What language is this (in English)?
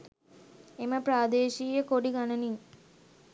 Sinhala